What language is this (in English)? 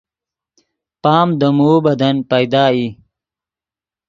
Yidgha